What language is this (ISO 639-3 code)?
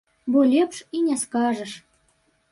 bel